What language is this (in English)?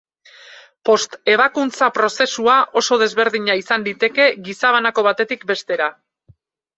Basque